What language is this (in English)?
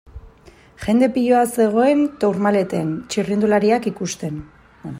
Basque